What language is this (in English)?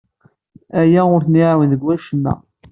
Kabyle